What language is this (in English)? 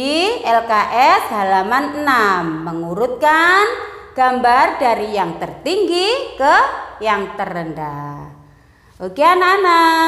Indonesian